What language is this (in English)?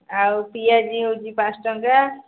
Odia